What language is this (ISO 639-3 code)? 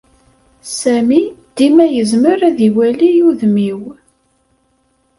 kab